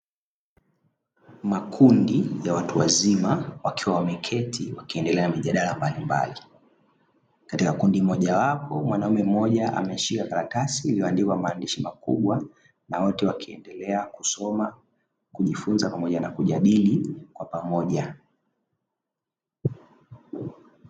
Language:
Swahili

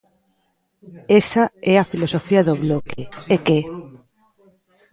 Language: Galician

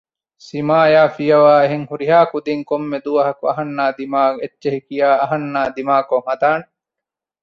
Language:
Divehi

